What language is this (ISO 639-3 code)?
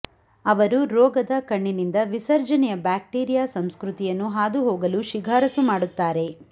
kan